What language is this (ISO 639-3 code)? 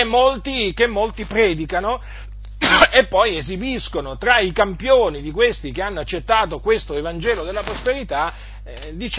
ita